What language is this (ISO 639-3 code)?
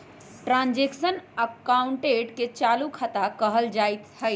mag